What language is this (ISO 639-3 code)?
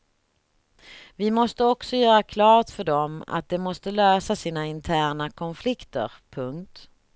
swe